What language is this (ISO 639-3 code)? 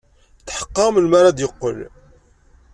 kab